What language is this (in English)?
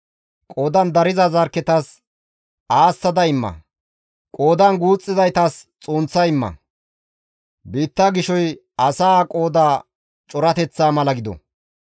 Gamo